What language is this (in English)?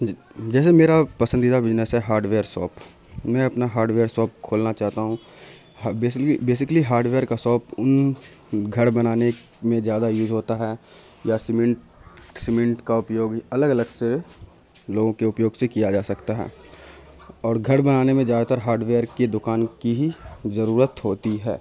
Urdu